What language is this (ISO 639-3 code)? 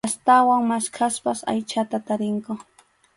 qxu